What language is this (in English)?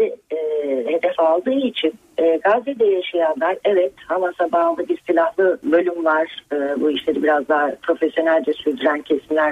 Turkish